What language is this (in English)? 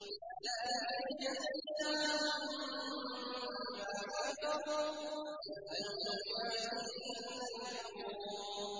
Arabic